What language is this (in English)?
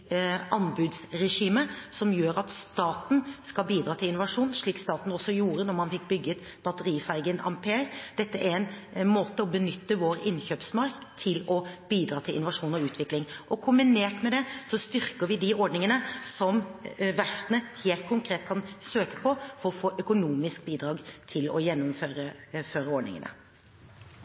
Norwegian Bokmål